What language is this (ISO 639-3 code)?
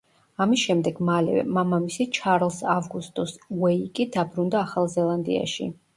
kat